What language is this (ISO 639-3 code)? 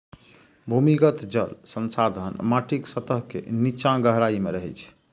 mai